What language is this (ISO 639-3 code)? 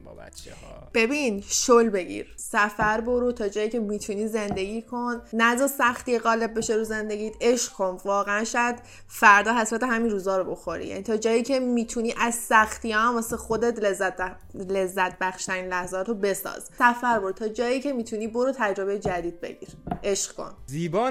fas